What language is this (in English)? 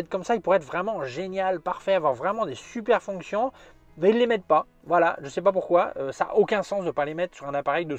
French